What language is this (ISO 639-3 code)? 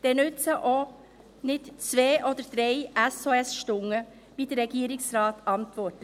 gsw